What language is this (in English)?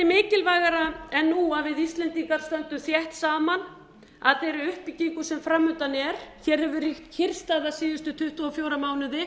Icelandic